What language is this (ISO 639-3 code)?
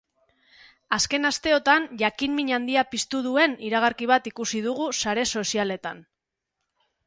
eus